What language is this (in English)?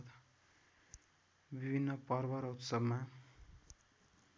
Nepali